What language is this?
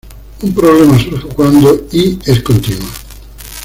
Spanish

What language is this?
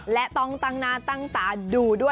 Thai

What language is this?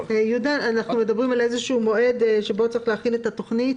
Hebrew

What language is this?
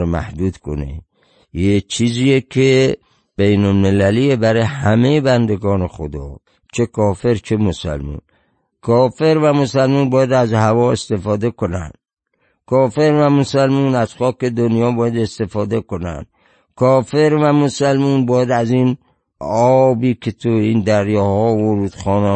Persian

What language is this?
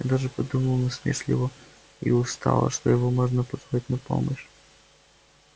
Russian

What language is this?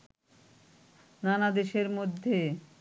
Bangla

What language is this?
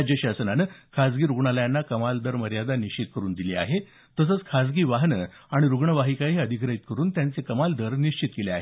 Marathi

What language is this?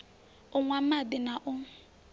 Venda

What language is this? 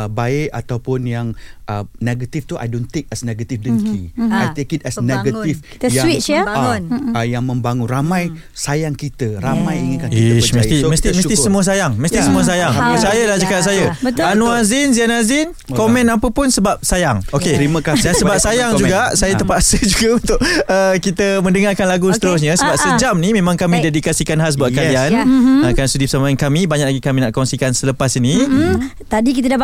Malay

